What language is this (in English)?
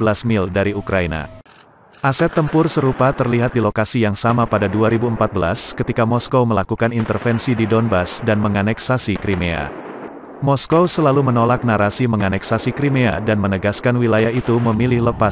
Indonesian